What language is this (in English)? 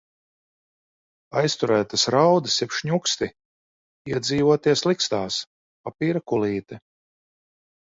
Latvian